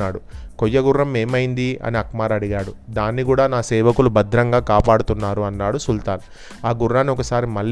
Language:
Telugu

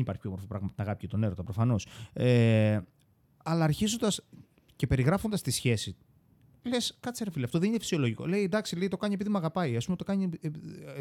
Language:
Greek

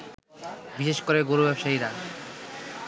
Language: Bangla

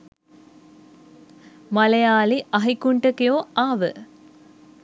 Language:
Sinhala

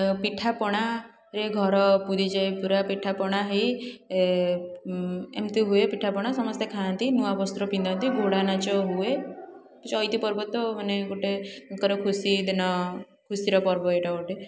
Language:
Odia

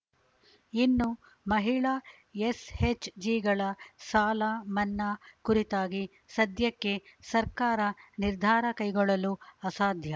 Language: Kannada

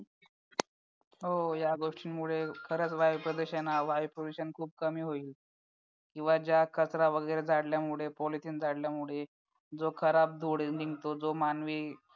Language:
Marathi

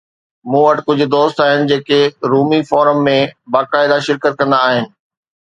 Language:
Sindhi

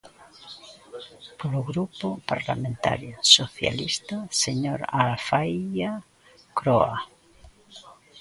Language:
Galician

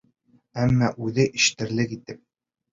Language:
Bashkir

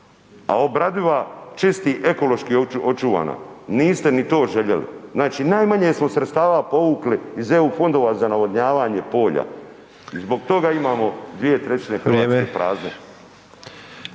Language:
Croatian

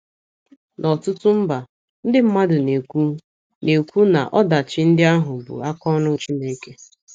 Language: Igbo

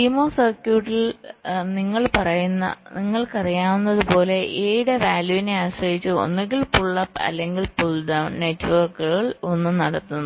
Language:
Malayalam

